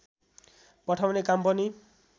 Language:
Nepali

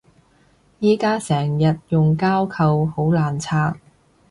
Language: Cantonese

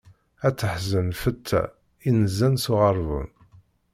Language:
Kabyle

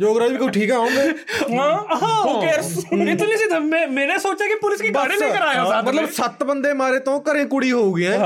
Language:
Punjabi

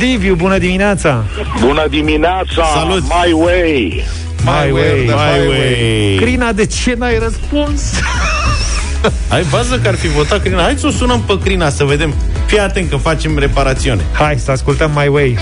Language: Romanian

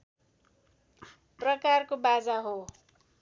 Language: Nepali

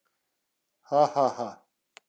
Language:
Icelandic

